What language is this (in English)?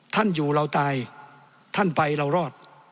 Thai